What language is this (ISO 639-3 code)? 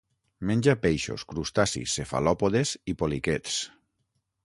cat